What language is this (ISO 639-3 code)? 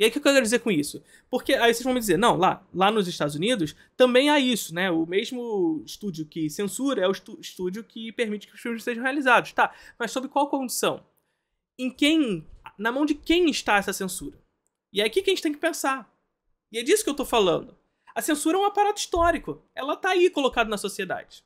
por